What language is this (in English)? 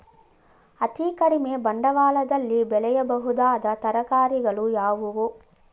Kannada